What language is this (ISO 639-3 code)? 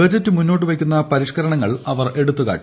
mal